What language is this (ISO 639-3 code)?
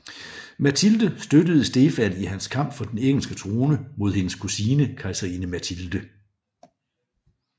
dan